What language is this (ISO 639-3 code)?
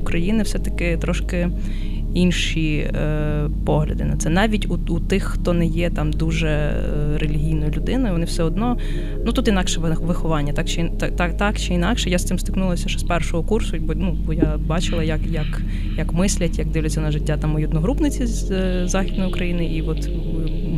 ukr